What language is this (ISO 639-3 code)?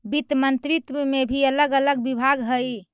mag